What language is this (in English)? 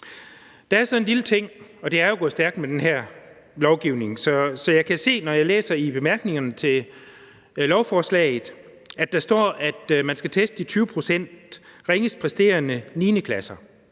Danish